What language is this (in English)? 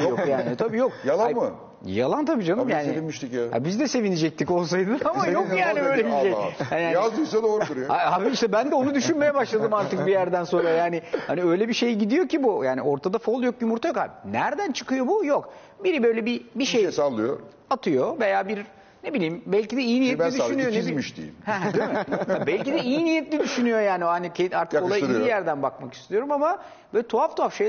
Turkish